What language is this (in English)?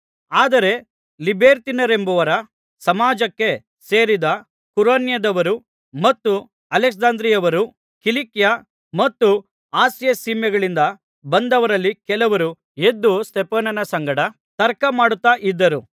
Kannada